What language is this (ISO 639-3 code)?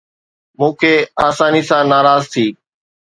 snd